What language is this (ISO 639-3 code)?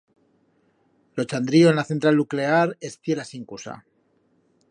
arg